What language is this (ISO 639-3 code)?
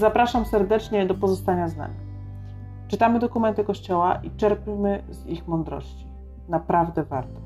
pol